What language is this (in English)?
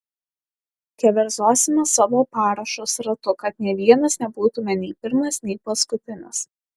Lithuanian